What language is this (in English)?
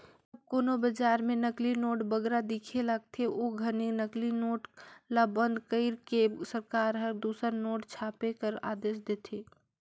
Chhattisgarhi